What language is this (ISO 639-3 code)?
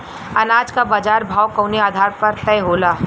bho